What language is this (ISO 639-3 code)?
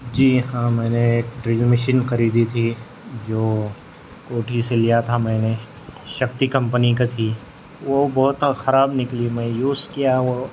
urd